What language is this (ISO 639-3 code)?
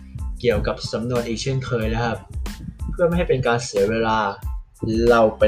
tha